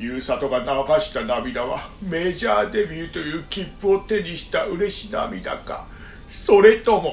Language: Japanese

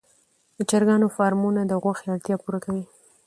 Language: Pashto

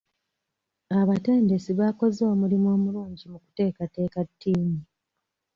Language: Ganda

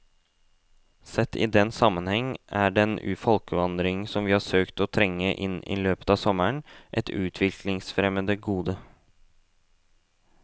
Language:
Norwegian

